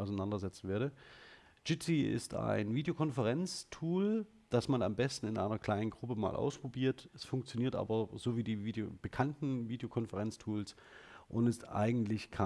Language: German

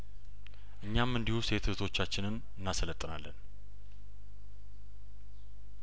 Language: Amharic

